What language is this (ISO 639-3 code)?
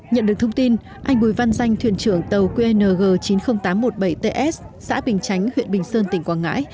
vie